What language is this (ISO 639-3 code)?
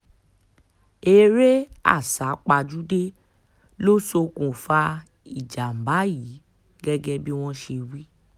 yor